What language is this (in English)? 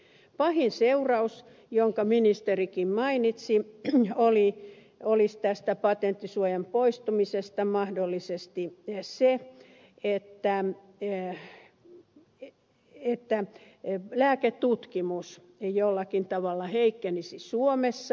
Finnish